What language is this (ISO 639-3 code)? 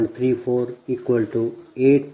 kan